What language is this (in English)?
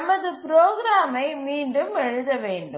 Tamil